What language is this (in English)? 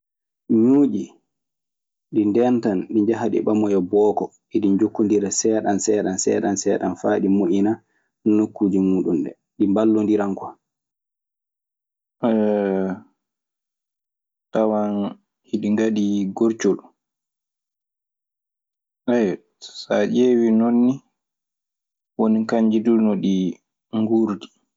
Maasina Fulfulde